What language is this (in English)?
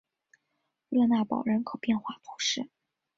Chinese